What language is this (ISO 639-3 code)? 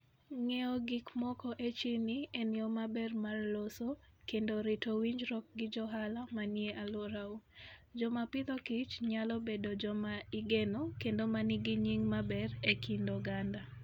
luo